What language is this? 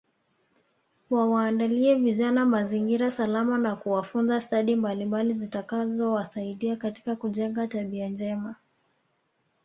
Swahili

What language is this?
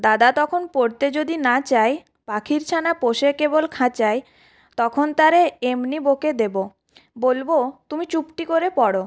Bangla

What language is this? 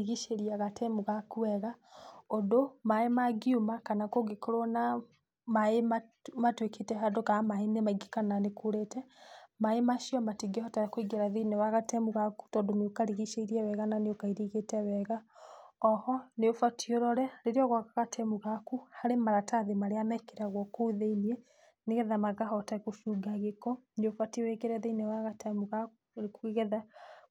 Kikuyu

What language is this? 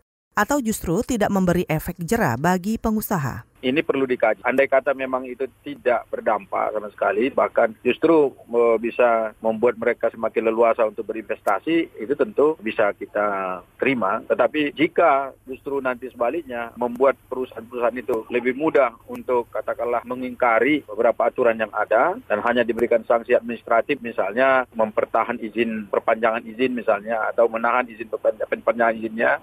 Indonesian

